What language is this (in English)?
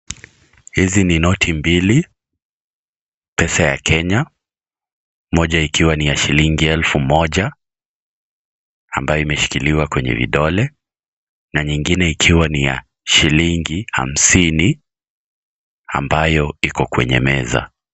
Swahili